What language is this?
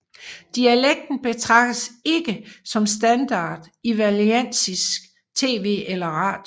Danish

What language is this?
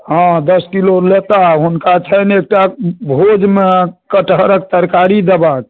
Maithili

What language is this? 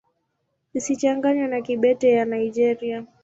Swahili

